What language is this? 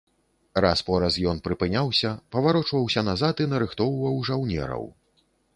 Belarusian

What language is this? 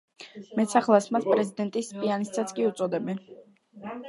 Georgian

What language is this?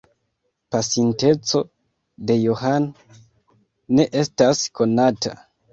Esperanto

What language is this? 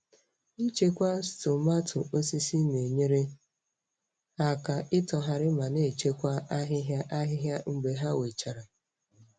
Igbo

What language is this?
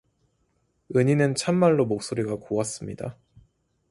Korean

